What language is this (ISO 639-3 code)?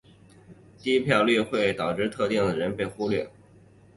zho